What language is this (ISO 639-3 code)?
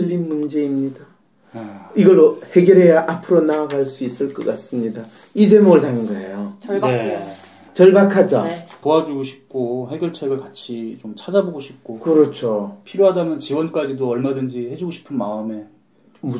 kor